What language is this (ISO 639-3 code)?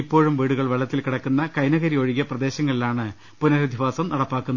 mal